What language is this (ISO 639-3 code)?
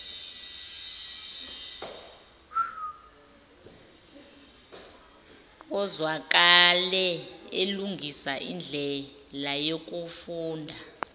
zul